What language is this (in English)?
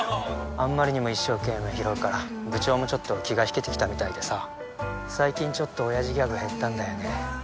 Japanese